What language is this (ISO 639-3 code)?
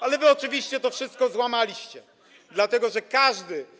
pol